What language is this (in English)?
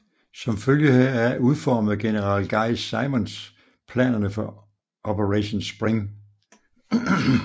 Danish